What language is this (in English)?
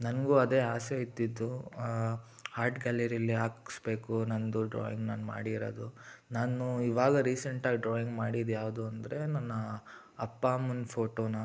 Kannada